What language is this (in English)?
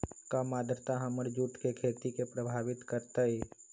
Magahi